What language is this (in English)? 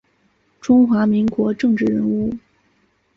Chinese